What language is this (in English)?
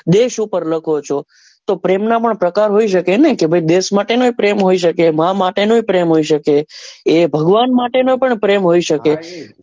Gujarati